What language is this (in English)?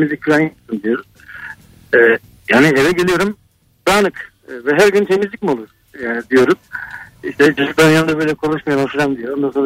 Turkish